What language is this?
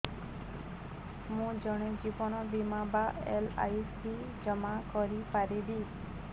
Odia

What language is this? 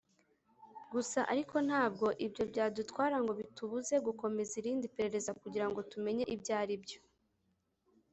Kinyarwanda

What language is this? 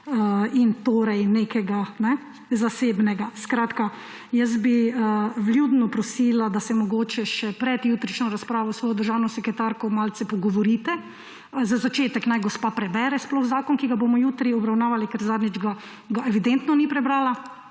Slovenian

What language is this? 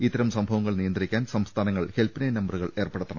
Malayalam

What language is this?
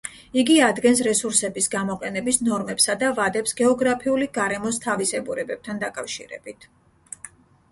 Georgian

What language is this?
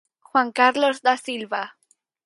Galician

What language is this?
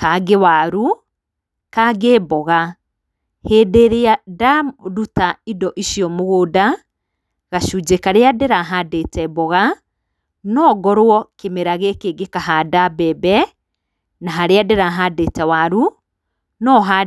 Kikuyu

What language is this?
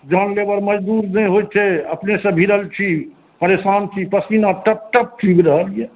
Maithili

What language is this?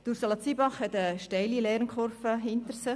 Swiss German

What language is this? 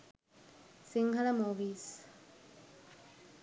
Sinhala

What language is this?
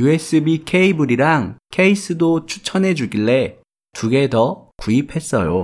Korean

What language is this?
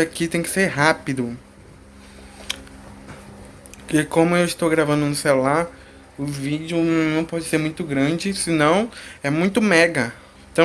Portuguese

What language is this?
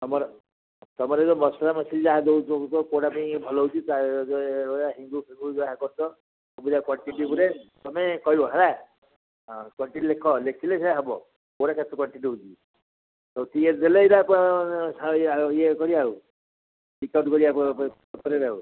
Odia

